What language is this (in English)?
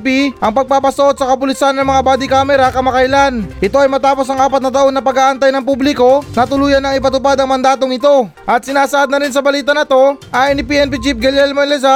Filipino